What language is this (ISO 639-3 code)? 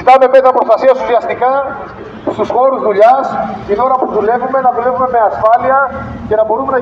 ell